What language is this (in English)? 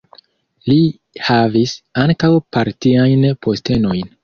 Esperanto